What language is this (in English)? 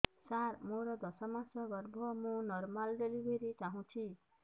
Odia